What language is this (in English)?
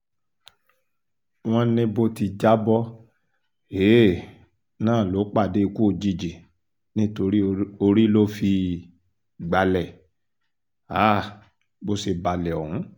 Yoruba